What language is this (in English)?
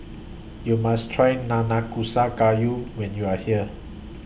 English